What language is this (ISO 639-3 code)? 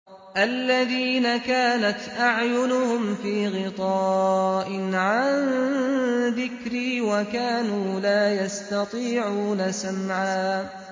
ara